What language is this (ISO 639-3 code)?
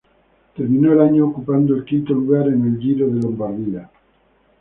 spa